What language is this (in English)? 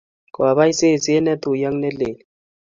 Kalenjin